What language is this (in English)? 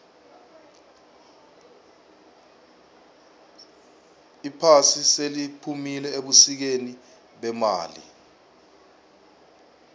South Ndebele